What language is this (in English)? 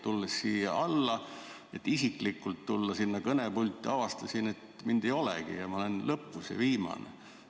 Estonian